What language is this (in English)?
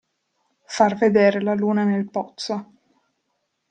Italian